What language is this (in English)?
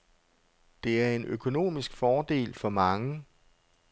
Danish